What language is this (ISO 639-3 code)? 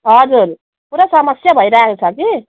nep